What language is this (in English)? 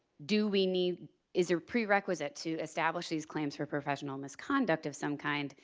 English